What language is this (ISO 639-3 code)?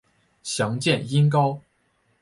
zho